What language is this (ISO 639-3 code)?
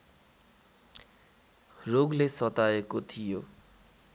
nep